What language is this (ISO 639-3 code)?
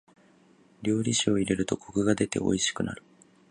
jpn